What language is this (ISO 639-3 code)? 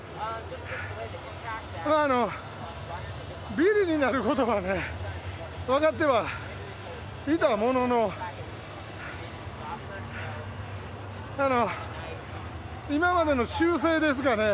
jpn